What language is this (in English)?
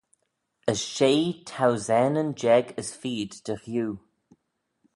Manx